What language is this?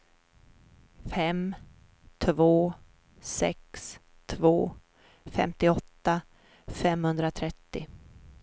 Swedish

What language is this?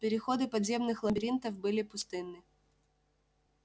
Russian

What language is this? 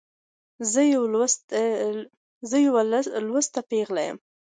Pashto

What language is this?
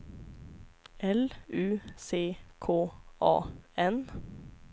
Swedish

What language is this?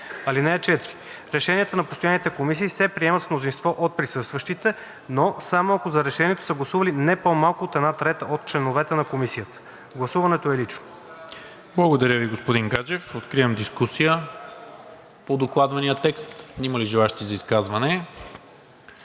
Bulgarian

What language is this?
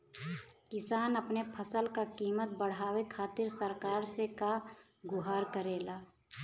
Bhojpuri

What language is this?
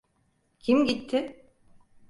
Turkish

